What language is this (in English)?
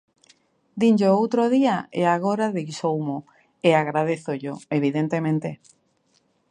Galician